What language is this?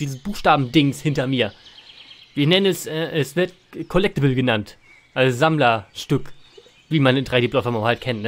German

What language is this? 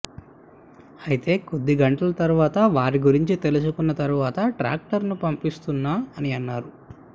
Telugu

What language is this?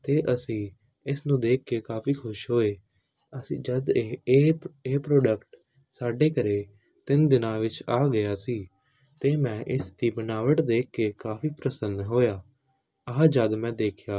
Punjabi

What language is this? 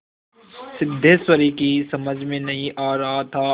Hindi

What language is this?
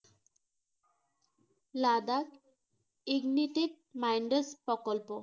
Bangla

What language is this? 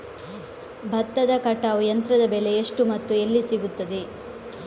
Kannada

